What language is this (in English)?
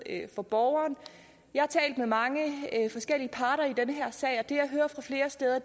Danish